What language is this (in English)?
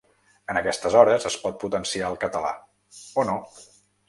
Catalan